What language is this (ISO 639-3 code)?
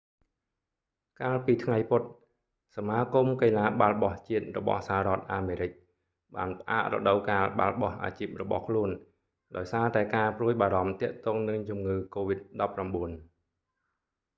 khm